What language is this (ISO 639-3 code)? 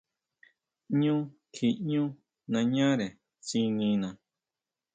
mau